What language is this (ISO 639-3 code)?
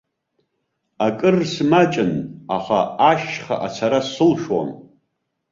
abk